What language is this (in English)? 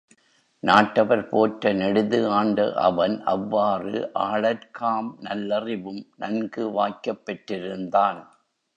Tamil